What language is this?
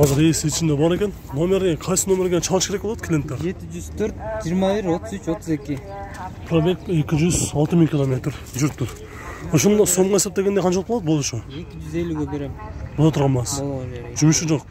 Turkish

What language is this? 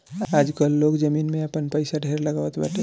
Bhojpuri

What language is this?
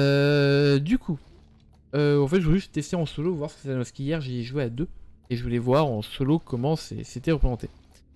French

